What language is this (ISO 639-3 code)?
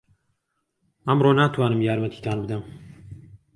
ckb